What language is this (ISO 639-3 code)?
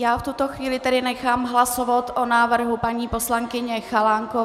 ces